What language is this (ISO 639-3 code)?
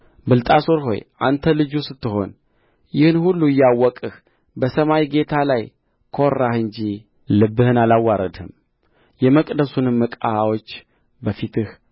amh